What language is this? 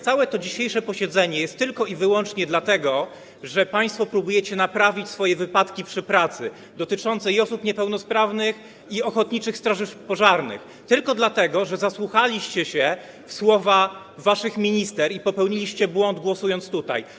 Polish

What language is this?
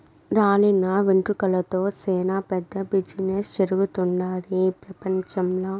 Telugu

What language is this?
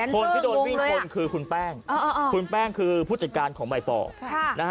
Thai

